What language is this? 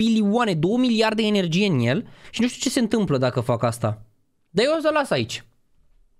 Romanian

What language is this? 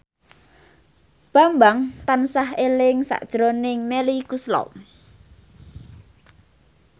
Javanese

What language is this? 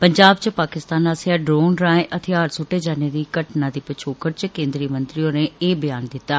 Dogri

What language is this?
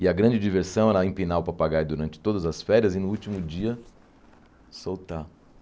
Portuguese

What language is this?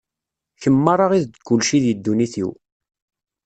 Kabyle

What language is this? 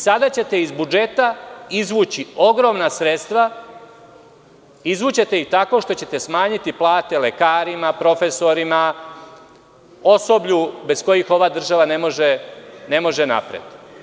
Serbian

